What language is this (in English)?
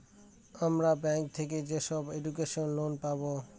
Bangla